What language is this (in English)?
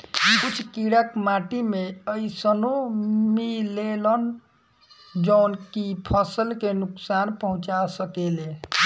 Bhojpuri